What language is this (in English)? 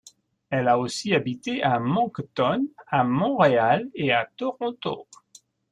French